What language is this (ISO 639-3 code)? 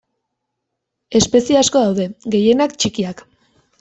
eus